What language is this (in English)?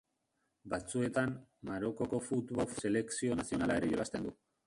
Basque